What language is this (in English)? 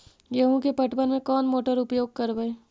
Magahi